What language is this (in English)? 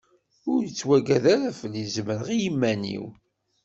Kabyle